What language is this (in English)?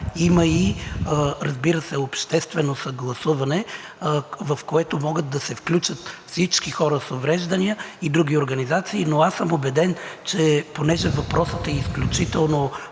Bulgarian